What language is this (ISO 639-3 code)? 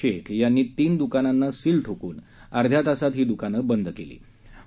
mar